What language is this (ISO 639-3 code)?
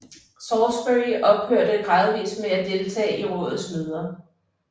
dan